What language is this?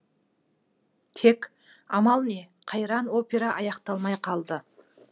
Kazakh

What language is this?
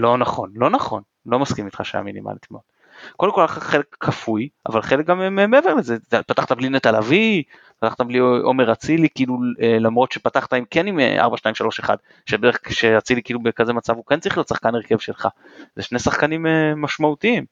Hebrew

